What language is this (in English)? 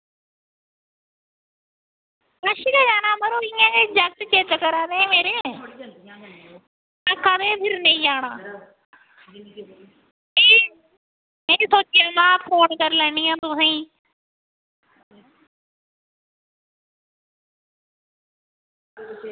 Dogri